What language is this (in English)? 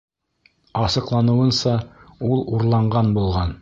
Bashkir